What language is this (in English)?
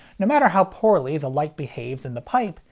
English